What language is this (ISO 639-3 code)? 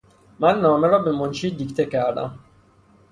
fas